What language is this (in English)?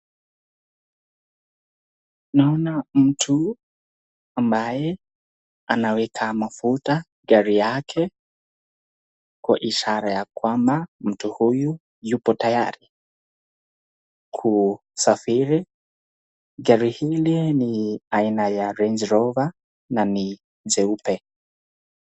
Swahili